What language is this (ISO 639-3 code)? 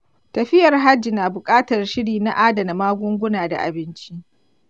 hau